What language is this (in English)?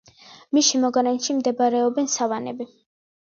Georgian